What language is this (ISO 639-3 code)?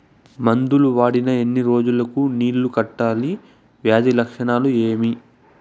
tel